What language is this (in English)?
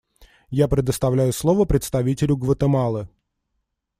Russian